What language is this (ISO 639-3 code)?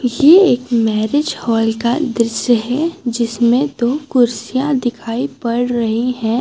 hin